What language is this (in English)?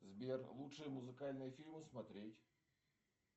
Russian